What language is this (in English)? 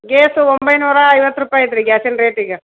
Kannada